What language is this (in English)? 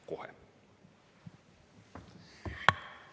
Estonian